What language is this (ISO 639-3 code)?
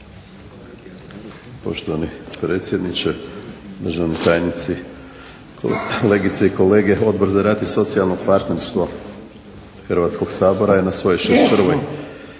hrv